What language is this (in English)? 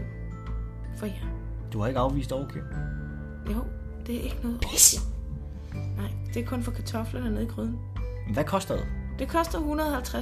Danish